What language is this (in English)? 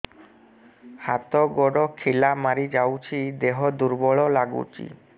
Odia